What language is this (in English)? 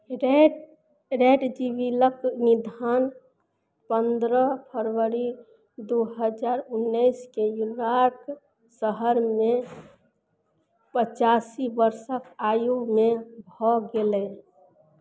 Maithili